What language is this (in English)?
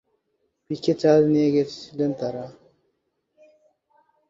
Bangla